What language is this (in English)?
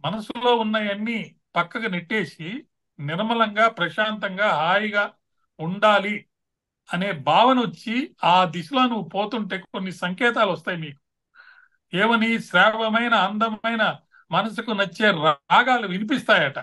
Telugu